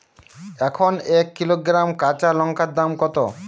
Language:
Bangla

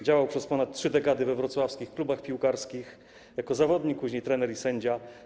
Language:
Polish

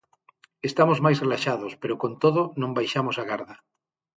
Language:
Galician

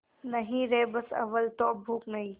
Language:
Hindi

